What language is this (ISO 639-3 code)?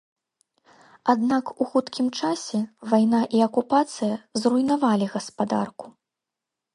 bel